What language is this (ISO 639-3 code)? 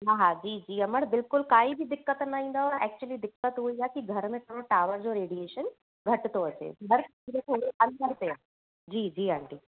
snd